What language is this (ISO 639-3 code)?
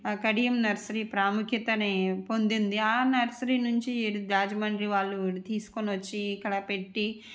tel